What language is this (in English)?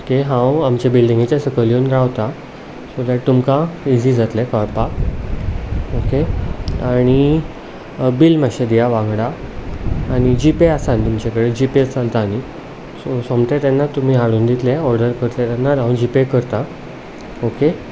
Konkani